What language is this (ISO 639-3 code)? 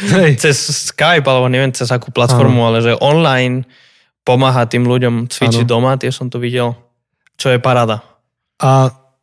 slk